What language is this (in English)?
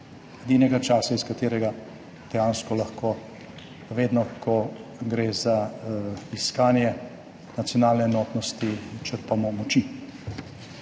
Slovenian